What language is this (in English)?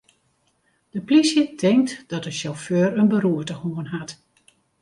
Western Frisian